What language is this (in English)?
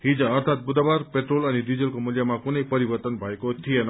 Nepali